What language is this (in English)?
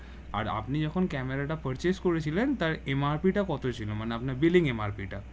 Bangla